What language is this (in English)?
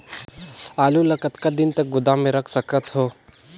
Chhattisgarhi